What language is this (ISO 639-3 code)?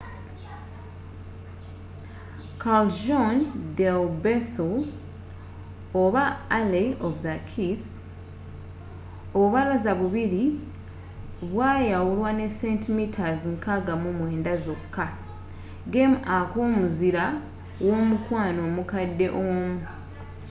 lug